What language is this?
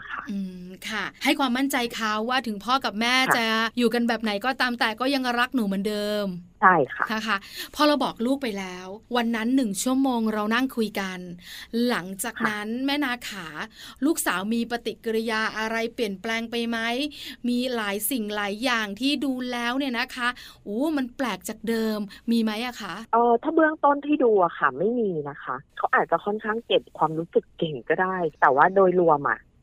Thai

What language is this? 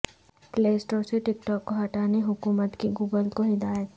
Urdu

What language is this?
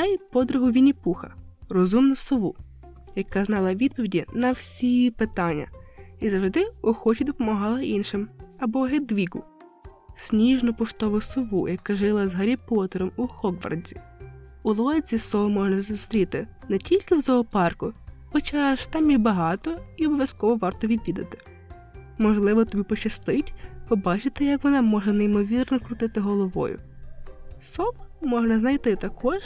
Polish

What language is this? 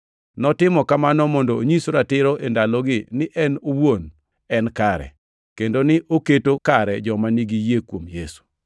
Luo (Kenya and Tanzania)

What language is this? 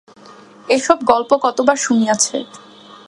Bangla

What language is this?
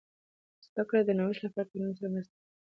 Pashto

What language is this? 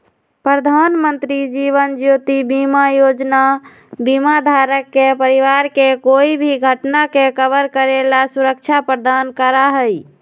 Magahi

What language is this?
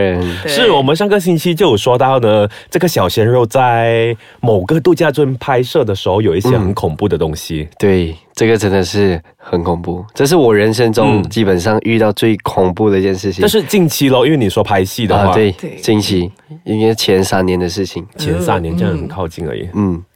Chinese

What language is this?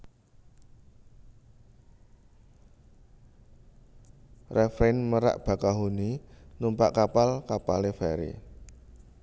Javanese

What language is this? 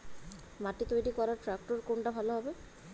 Bangla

